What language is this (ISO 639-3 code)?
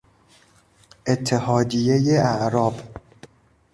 fas